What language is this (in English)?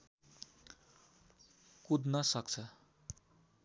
Nepali